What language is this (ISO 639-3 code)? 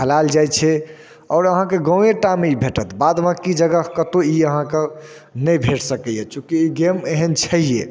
mai